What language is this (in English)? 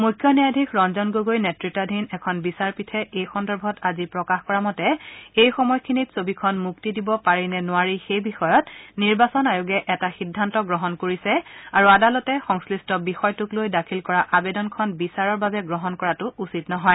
Assamese